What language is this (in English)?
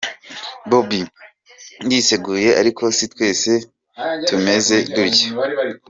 Kinyarwanda